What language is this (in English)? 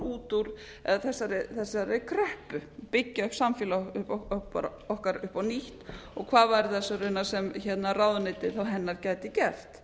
Icelandic